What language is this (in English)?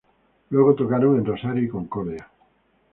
Spanish